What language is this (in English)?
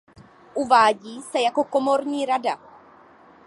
Czech